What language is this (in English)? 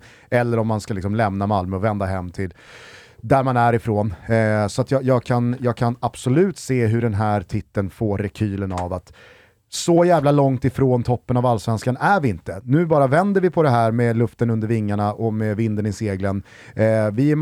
Swedish